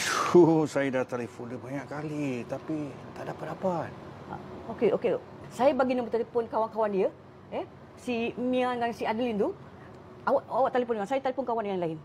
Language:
Malay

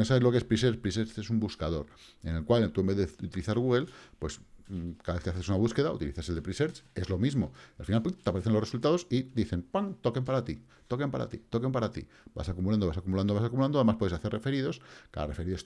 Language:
Spanish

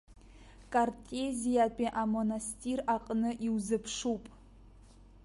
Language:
Abkhazian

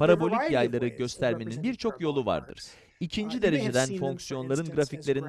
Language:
Turkish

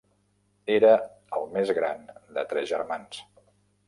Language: Catalan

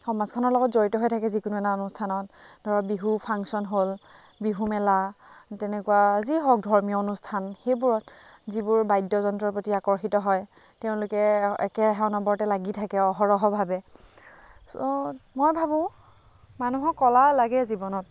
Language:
Assamese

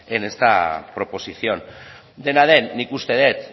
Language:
Basque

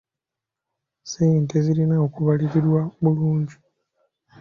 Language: Ganda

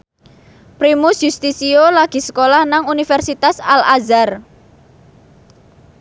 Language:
Javanese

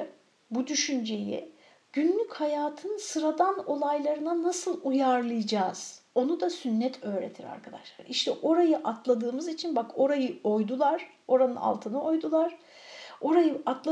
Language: Turkish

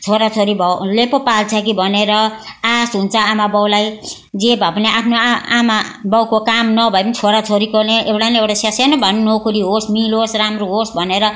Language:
Nepali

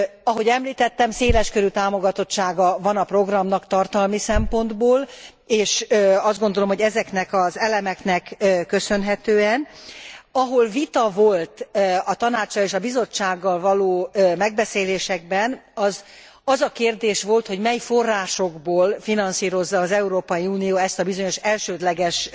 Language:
Hungarian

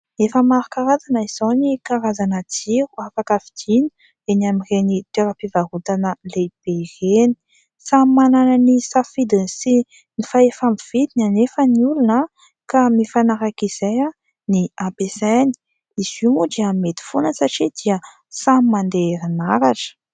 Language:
Malagasy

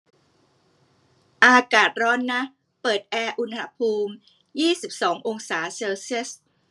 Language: Thai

